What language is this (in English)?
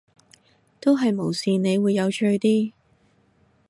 Cantonese